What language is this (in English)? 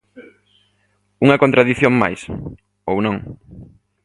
Galician